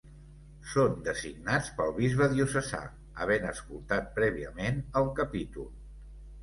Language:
Catalan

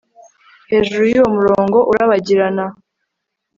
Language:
Kinyarwanda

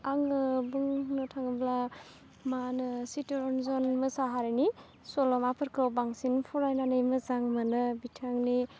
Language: Bodo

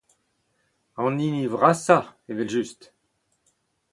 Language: Breton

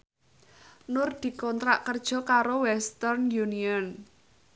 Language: Javanese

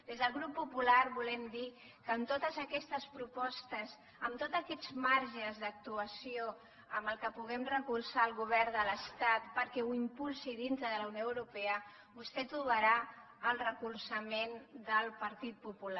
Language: Catalan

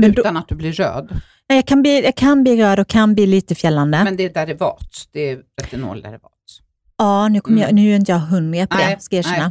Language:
Swedish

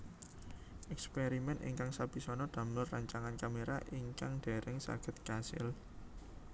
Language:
Javanese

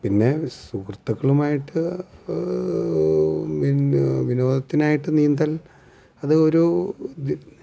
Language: Malayalam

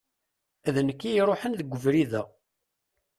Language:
Kabyle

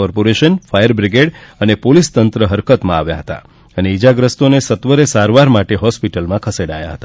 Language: Gujarati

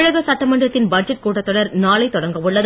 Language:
Tamil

